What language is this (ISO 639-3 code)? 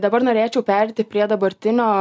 lit